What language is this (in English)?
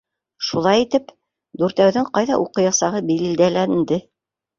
Bashkir